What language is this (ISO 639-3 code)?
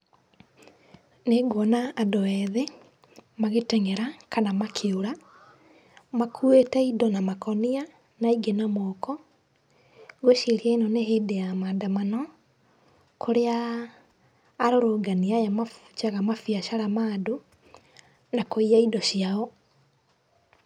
kik